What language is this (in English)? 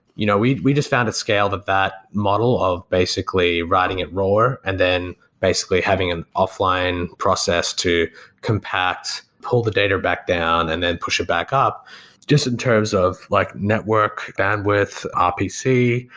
English